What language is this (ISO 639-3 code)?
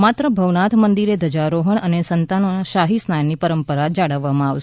guj